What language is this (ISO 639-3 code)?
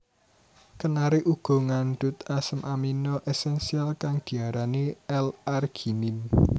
jav